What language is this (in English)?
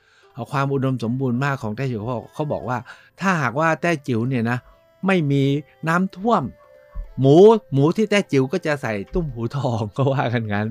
Thai